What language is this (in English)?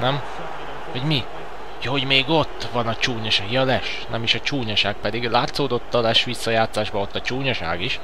Hungarian